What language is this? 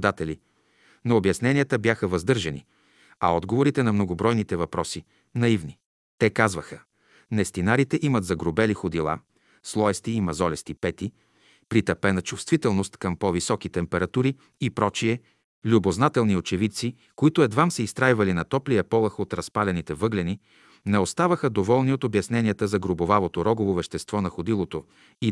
Bulgarian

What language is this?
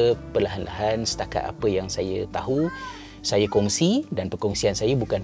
Malay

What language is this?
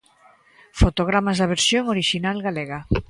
Galician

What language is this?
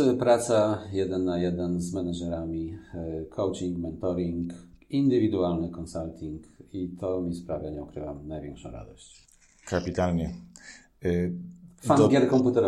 Polish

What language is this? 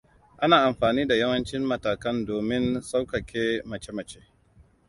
Hausa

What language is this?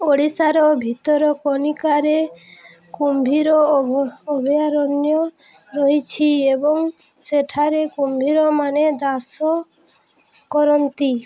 Odia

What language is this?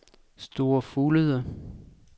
Danish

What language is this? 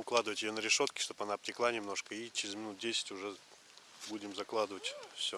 Russian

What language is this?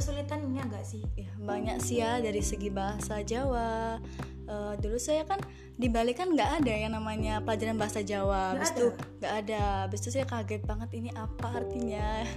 Indonesian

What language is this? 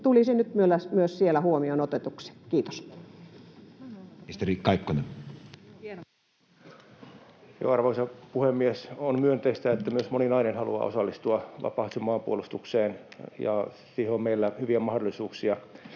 Finnish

